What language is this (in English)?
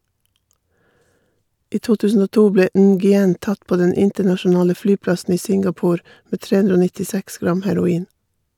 Norwegian